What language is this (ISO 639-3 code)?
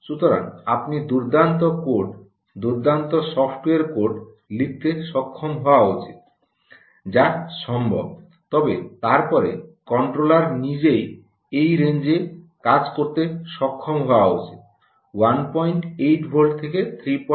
ben